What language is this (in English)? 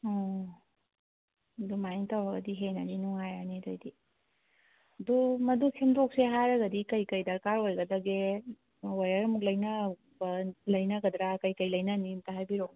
Manipuri